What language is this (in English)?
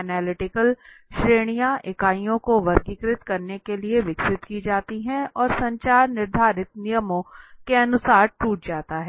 Hindi